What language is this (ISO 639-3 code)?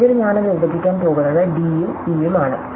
mal